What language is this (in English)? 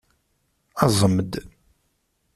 Kabyle